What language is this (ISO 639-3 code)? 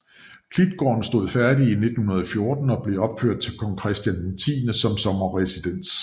dan